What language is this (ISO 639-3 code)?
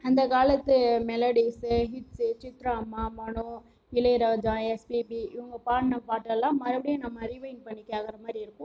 tam